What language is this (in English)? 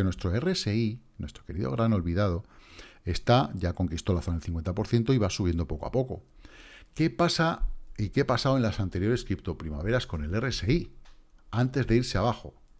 Spanish